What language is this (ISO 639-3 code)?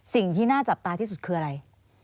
tha